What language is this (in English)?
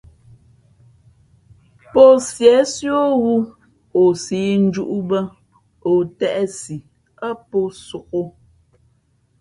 Fe'fe'